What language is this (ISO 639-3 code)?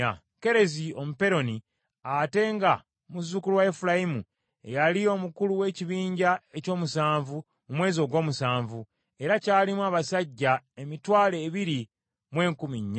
lug